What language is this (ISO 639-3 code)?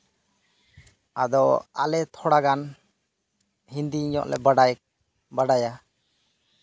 sat